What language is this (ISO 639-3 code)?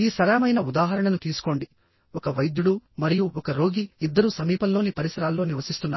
tel